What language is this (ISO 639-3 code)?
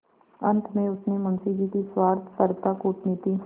hin